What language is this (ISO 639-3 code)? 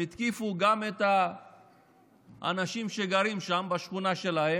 heb